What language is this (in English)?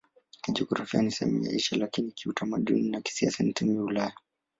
Swahili